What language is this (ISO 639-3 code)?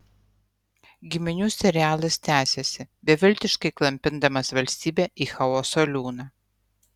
lit